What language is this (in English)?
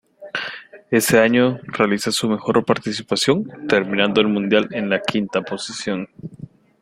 Spanish